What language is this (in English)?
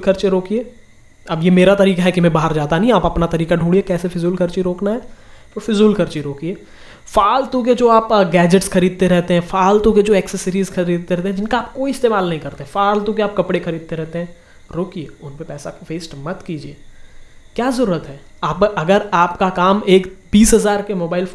Hindi